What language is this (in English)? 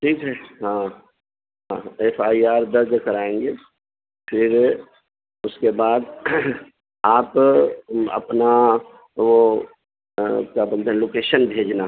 Urdu